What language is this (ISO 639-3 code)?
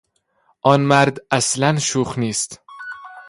fas